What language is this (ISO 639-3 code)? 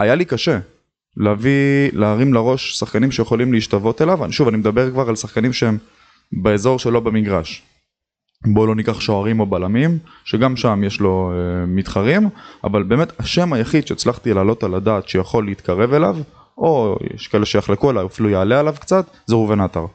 heb